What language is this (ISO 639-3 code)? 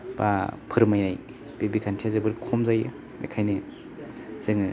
brx